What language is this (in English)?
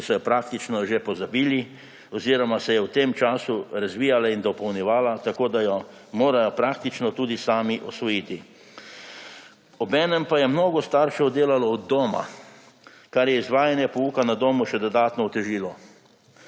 Slovenian